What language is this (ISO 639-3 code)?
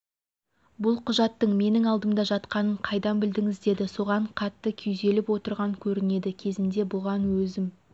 kaz